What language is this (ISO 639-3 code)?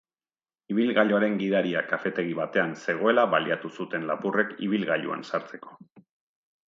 eus